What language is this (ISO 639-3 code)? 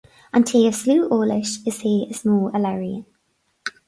gle